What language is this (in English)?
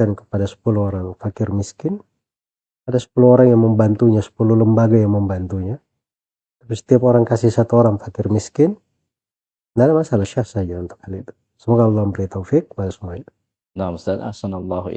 Indonesian